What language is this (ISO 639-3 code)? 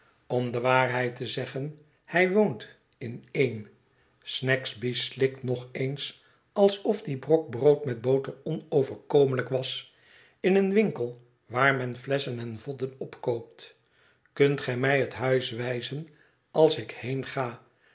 nld